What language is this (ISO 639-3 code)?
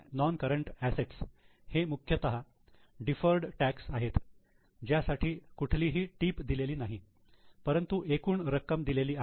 mar